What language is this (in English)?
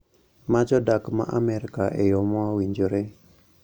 Luo (Kenya and Tanzania)